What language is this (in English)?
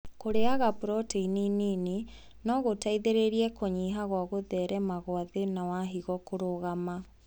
Kikuyu